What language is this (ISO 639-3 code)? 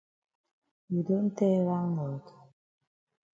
wes